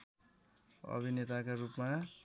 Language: Nepali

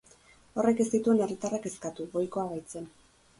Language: Basque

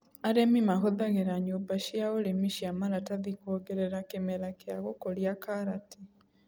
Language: Kikuyu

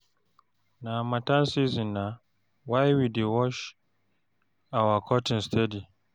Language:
Nigerian Pidgin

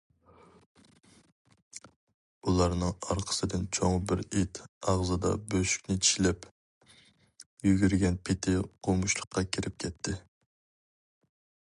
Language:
Uyghur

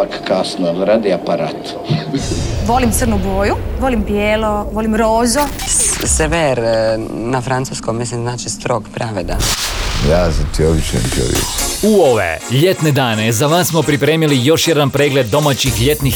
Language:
Croatian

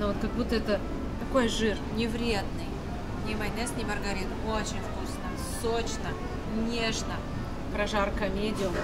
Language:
Russian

